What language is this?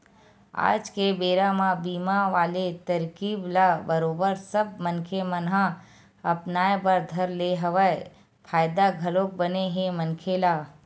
Chhattisgarhi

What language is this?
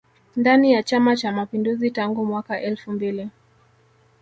Swahili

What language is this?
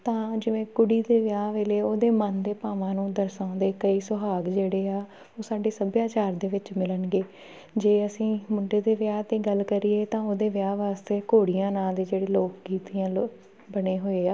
Punjabi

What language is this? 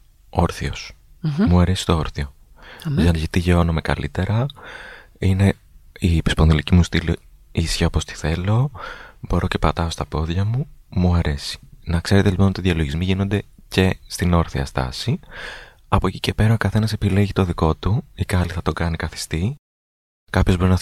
Greek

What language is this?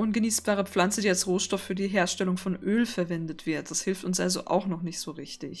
German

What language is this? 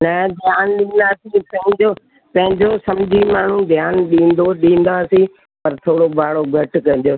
Sindhi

